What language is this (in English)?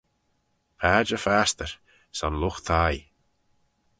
Manx